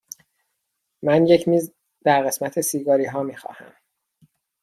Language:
Persian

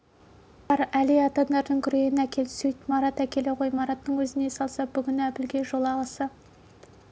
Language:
Kazakh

